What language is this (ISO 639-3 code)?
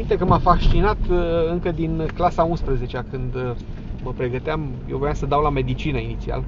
ron